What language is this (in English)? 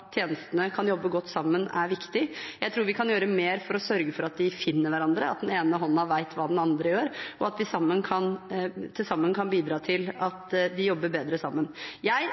Norwegian Bokmål